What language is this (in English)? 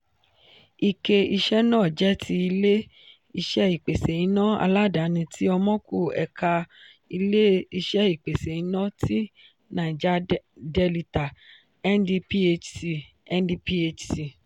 Yoruba